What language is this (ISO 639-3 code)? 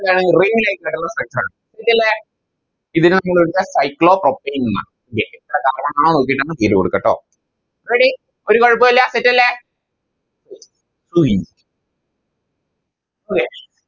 mal